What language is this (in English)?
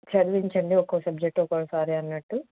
Telugu